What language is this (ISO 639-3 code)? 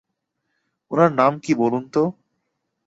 ben